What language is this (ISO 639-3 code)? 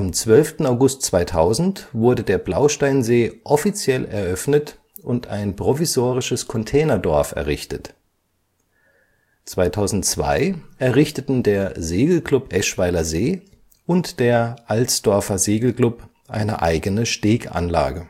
deu